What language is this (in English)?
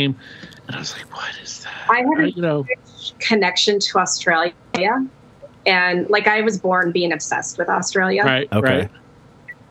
English